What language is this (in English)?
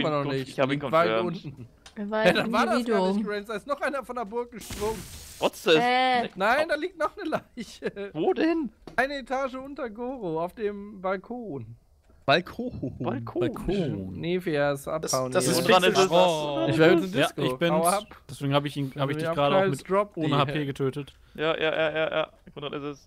German